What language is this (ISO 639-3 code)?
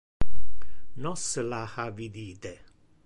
ina